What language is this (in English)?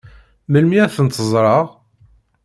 Kabyle